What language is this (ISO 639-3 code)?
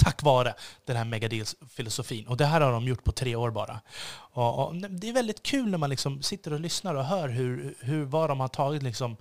swe